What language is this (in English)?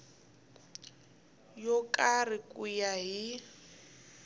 Tsonga